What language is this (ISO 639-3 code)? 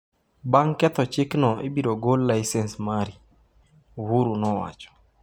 luo